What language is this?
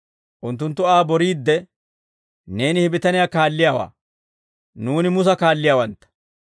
Dawro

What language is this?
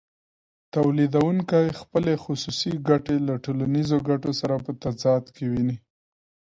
Pashto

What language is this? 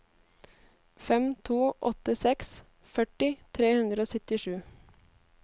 Norwegian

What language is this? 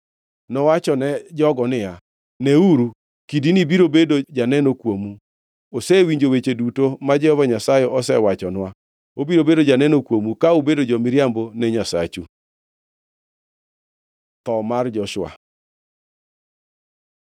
Luo (Kenya and Tanzania)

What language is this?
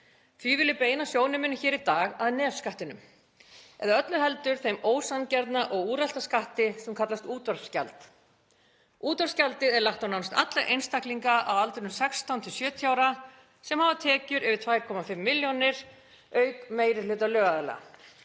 Icelandic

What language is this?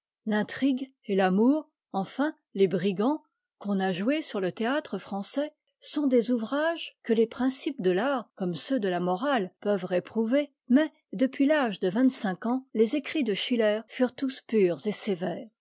French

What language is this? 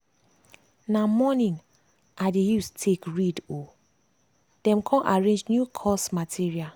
Nigerian Pidgin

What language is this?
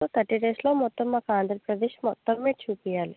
Telugu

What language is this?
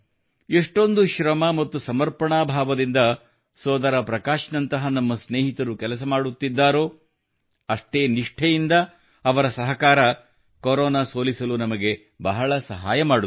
Kannada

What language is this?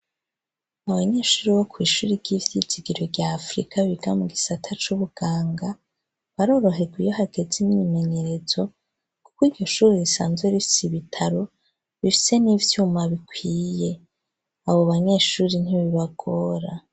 Rundi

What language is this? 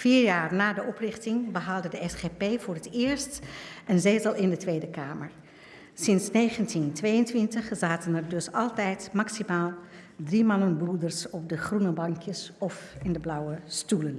Dutch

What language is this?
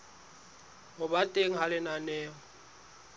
Southern Sotho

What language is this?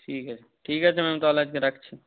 Bangla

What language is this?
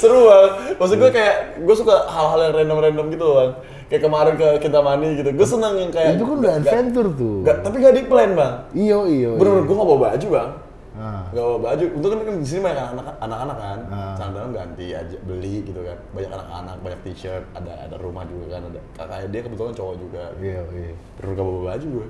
Indonesian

